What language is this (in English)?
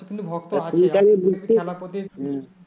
Bangla